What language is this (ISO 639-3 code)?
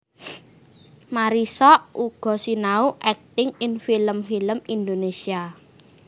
jav